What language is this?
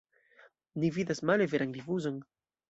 Esperanto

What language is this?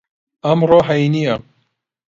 Central Kurdish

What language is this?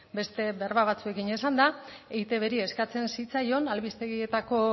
Basque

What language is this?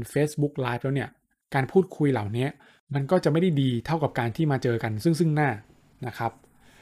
Thai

